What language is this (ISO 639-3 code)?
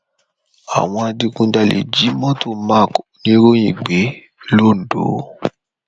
yor